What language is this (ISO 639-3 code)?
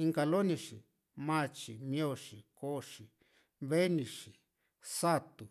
vmc